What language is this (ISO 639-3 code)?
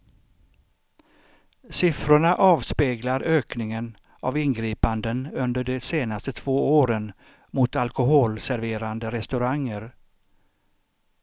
swe